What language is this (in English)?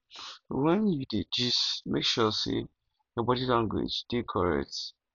Nigerian Pidgin